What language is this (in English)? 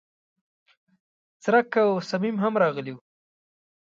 Pashto